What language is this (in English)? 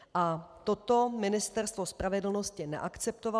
Czech